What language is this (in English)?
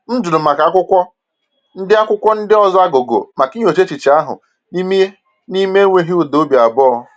Igbo